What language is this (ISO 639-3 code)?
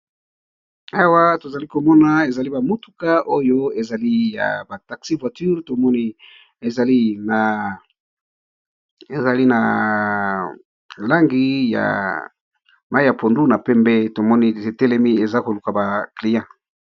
lin